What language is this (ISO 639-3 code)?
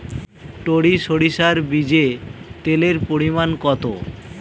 ben